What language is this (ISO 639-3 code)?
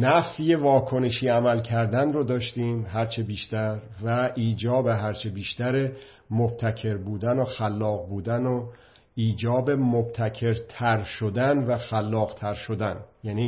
fas